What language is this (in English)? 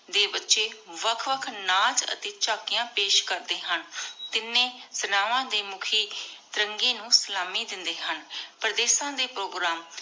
Punjabi